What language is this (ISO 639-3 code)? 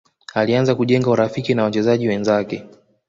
swa